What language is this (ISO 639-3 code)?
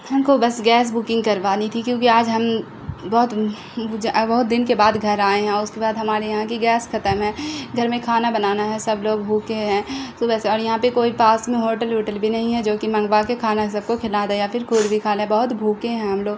urd